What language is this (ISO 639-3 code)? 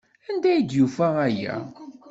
kab